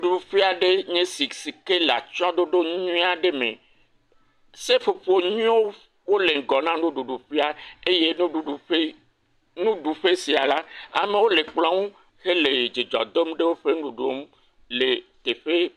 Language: Ewe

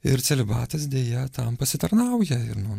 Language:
Lithuanian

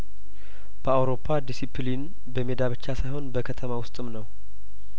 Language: Amharic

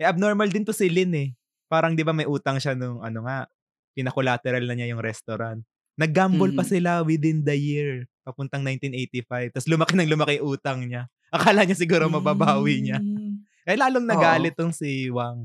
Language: Filipino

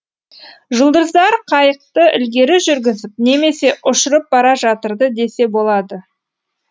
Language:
Kazakh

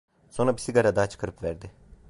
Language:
Turkish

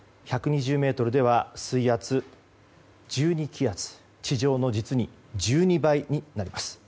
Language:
Japanese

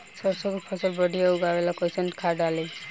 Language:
Bhojpuri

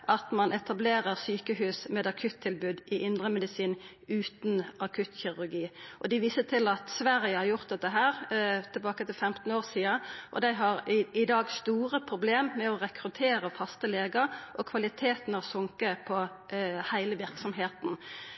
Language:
Norwegian Nynorsk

